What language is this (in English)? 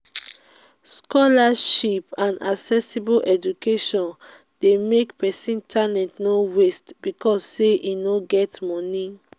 Nigerian Pidgin